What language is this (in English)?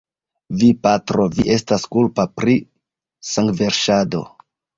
Esperanto